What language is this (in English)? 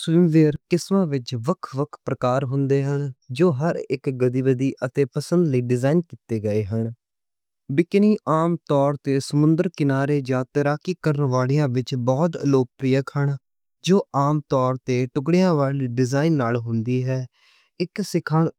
Western Panjabi